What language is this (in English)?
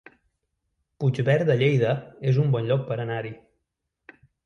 Catalan